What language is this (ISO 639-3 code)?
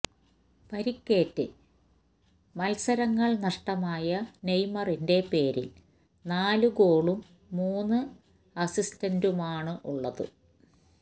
mal